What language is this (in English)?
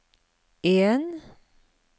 Norwegian